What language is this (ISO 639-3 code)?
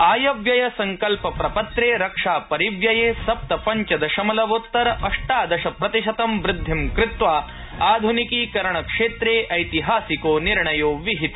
san